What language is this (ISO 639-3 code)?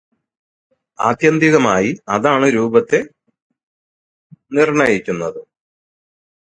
mal